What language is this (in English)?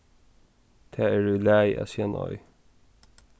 Faroese